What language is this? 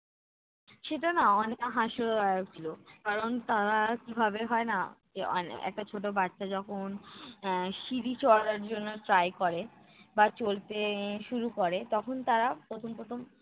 Bangla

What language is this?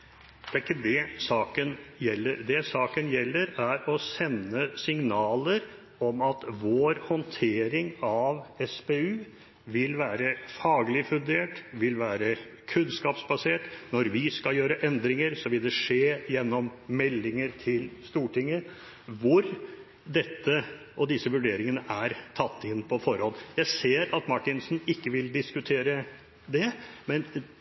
Norwegian Bokmål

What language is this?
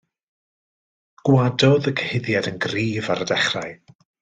Welsh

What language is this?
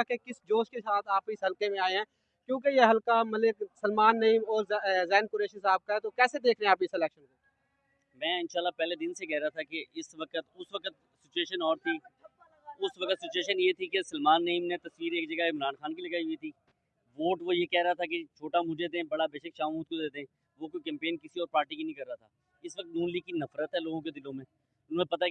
Urdu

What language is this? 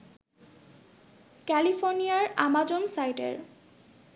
Bangla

